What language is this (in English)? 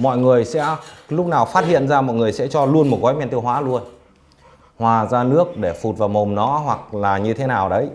Vietnamese